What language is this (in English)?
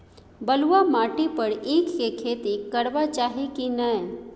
Maithili